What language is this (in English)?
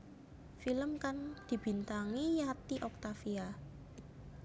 Javanese